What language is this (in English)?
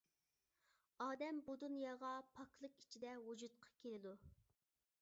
Uyghur